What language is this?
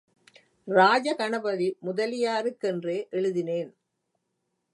Tamil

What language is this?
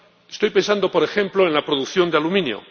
Spanish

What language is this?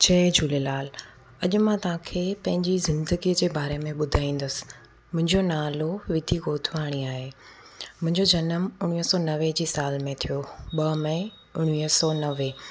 Sindhi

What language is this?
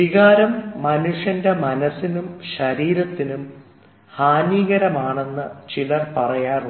Malayalam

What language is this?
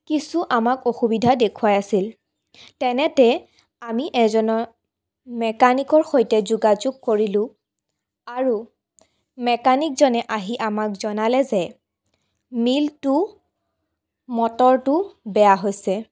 Assamese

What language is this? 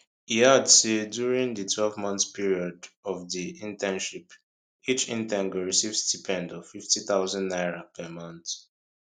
Nigerian Pidgin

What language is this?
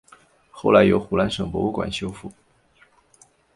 Chinese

